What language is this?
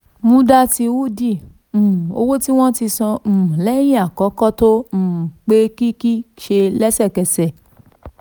Yoruba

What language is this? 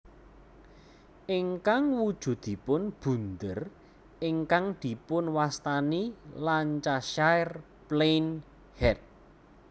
Javanese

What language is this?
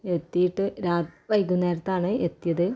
Malayalam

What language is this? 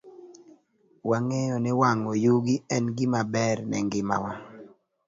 Luo (Kenya and Tanzania)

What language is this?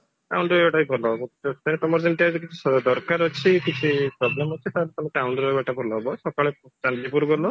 Odia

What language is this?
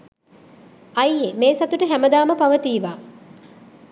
Sinhala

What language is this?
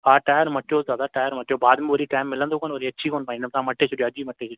Sindhi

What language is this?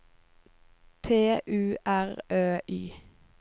Norwegian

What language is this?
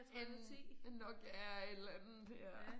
Danish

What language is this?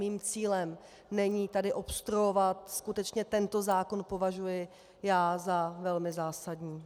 Czech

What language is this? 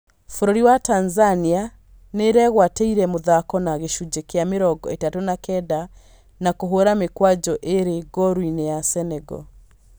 Kikuyu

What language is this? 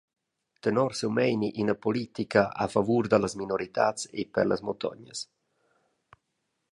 Romansh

